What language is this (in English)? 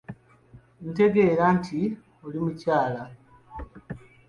Ganda